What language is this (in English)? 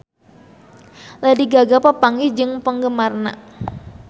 Sundanese